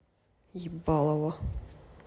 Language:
Russian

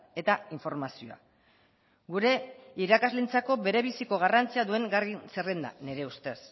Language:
Basque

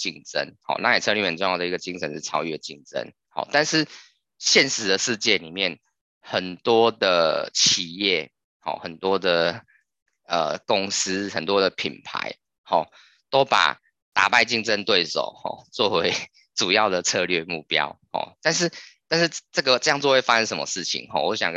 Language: Chinese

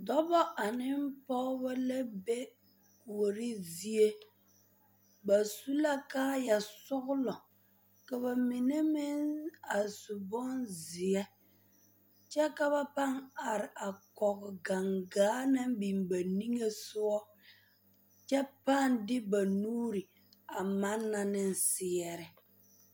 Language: Southern Dagaare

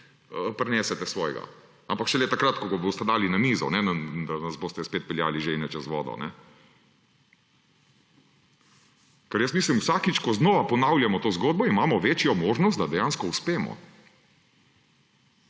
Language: Slovenian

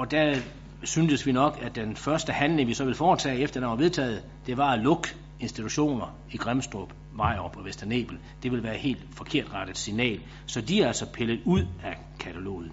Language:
Danish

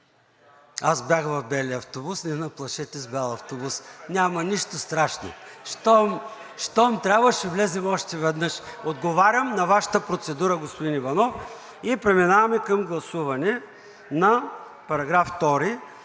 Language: Bulgarian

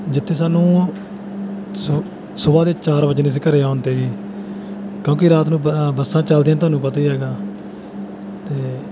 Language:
Punjabi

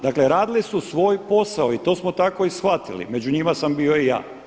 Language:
Croatian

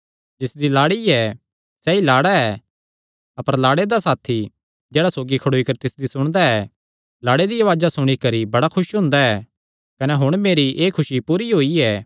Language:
Kangri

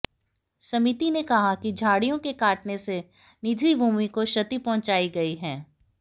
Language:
Hindi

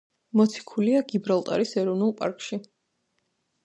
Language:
Georgian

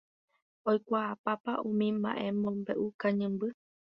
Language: Guarani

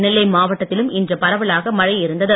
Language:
Tamil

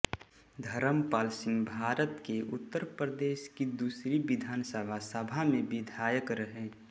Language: Hindi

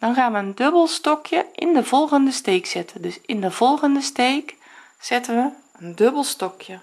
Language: Dutch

